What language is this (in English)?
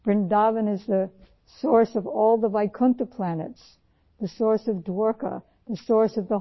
Urdu